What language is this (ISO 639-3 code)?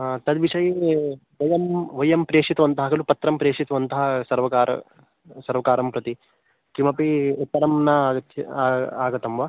san